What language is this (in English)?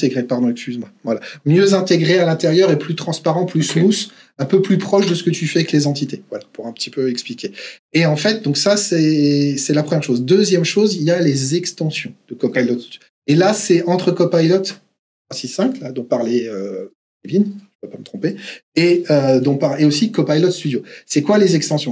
French